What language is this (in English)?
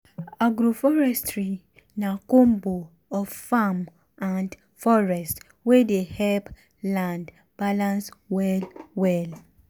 Nigerian Pidgin